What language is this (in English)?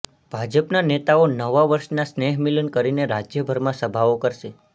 Gujarati